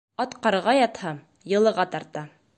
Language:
Bashkir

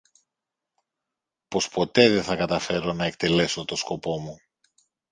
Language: Greek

